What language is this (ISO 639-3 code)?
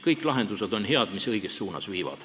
est